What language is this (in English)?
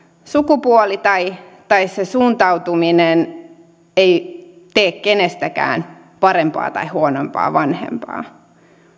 Finnish